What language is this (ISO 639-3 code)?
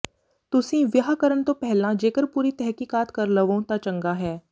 pan